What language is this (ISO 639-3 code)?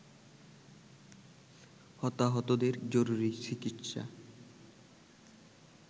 ben